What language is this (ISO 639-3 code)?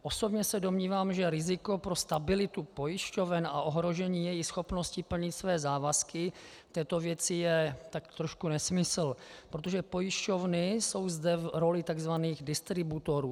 ces